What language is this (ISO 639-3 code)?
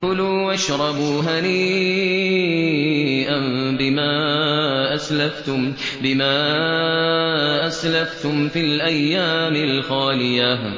ara